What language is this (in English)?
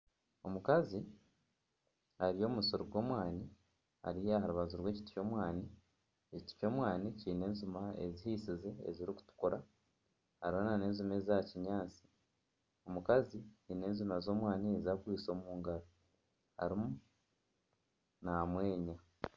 Nyankole